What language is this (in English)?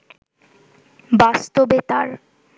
Bangla